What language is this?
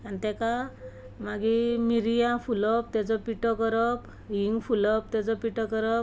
Konkani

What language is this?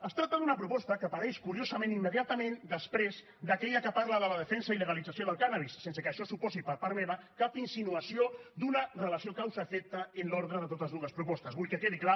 Catalan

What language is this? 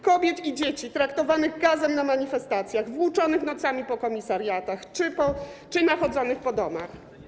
Polish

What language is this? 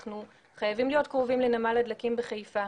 Hebrew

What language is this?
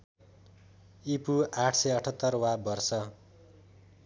Nepali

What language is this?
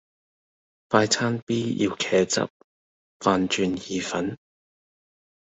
Cantonese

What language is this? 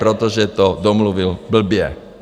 Czech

